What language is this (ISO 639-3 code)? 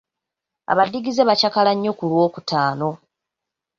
lug